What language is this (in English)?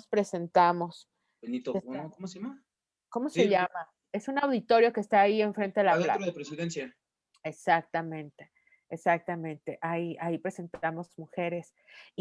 Spanish